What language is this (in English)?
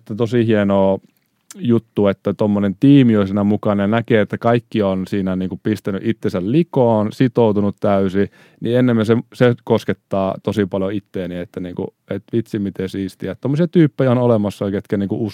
Finnish